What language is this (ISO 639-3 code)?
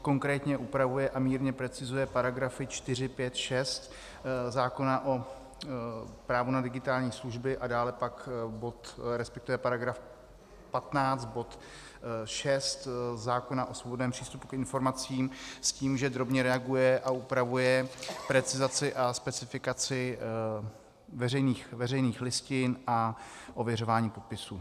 ces